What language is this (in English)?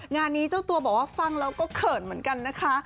Thai